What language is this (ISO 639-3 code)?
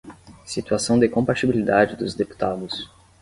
por